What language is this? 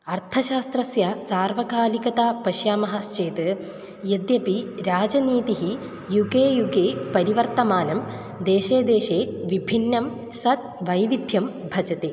Sanskrit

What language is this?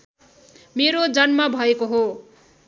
Nepali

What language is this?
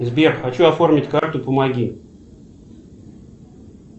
Russian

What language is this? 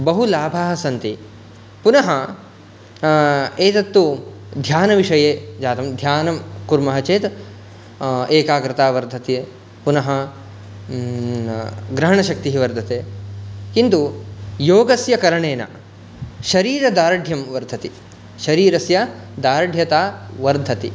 Sanskrit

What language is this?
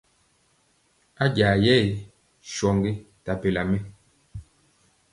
Mpiemo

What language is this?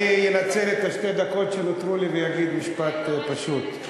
Hebrew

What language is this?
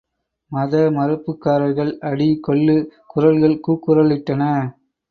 Tamil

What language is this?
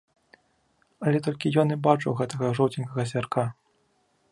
Belarusian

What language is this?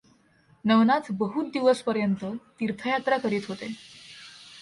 Marathi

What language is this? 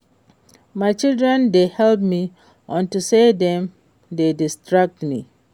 Nigerian Pidgin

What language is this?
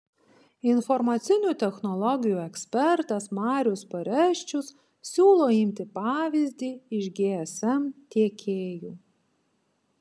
Lithuanian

